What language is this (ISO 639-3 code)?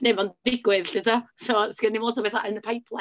cym